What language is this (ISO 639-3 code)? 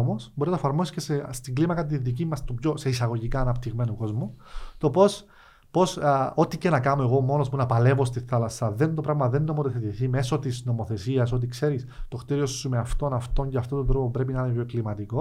ell